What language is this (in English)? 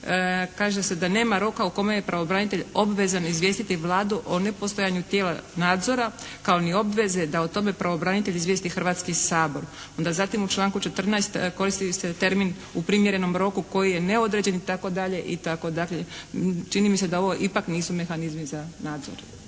Croatian